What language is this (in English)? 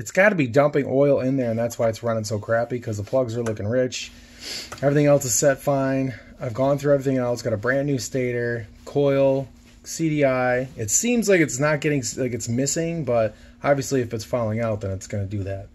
English